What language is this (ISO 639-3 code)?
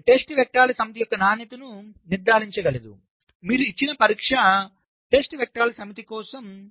tel